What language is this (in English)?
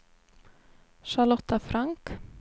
Swedish